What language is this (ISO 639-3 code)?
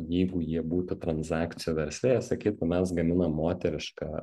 lit